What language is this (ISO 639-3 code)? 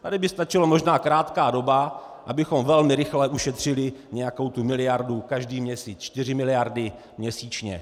ces